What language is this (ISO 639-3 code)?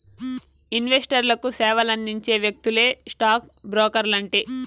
tel